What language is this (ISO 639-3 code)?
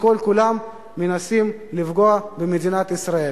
heb